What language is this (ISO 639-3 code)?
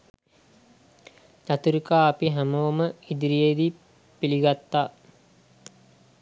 sin